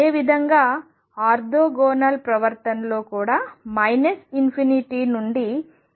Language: Telugu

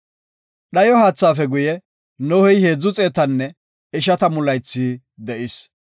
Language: Gofa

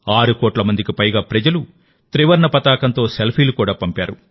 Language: Telugu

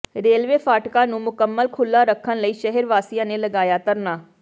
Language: Punjabi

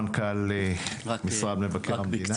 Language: Hebrew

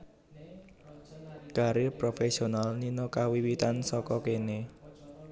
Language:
Javanese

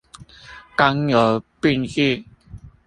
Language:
Chinese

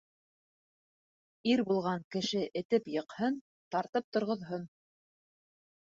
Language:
Bashkir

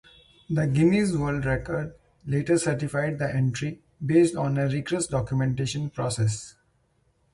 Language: English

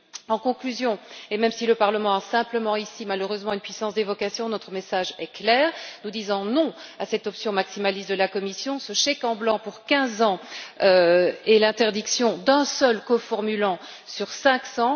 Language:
French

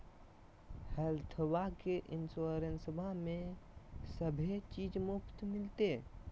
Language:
Magahi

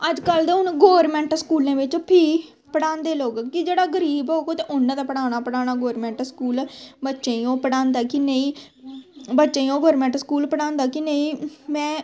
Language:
Dogri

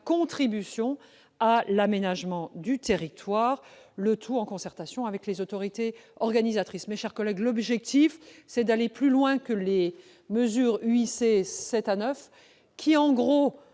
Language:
French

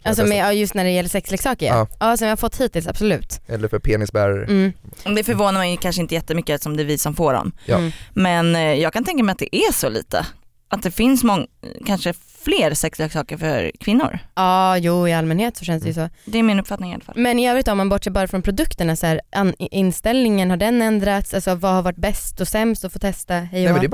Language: Swedish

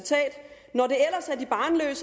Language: Danish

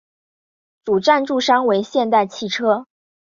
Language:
Chinese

